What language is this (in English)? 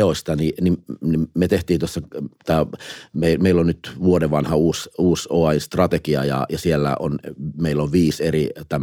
Finnish